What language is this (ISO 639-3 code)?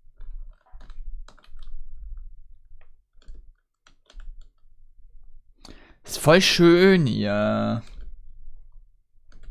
deu